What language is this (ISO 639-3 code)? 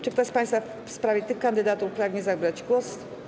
pol